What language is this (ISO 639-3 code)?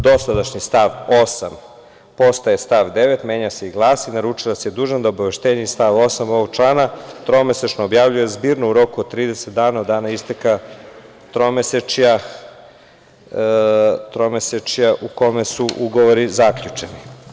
srp